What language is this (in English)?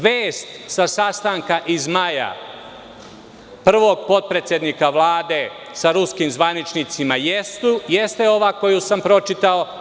Serbian